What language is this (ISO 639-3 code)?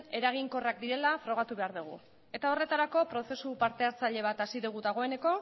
eus